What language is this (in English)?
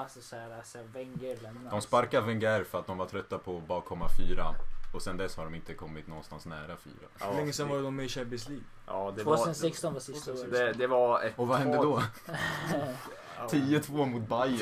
Swedish